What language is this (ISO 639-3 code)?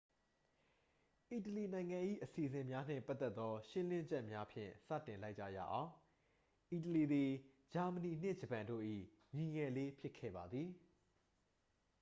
mya